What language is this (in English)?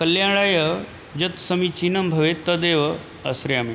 Sanskrit